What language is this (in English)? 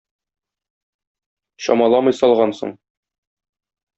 Tatar